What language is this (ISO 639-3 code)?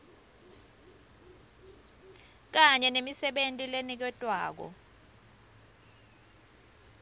ssw